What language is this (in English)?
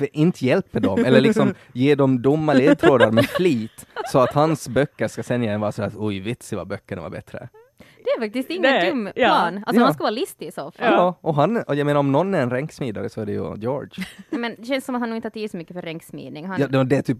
Swedish